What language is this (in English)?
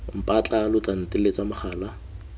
Tswana